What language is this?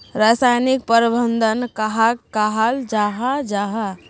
Magahi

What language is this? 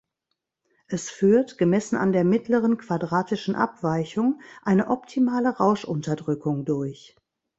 German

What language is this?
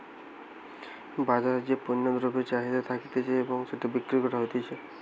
Bangla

